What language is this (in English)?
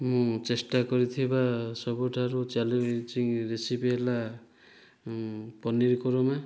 Odia